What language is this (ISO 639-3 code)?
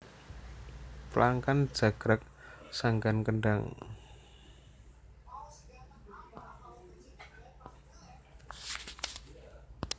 jav